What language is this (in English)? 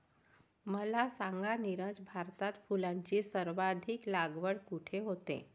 Marathi